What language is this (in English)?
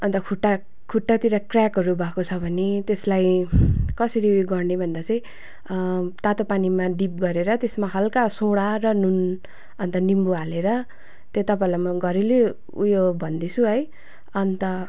Nepali